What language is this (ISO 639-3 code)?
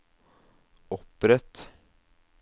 nor